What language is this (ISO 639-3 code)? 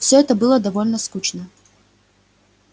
rus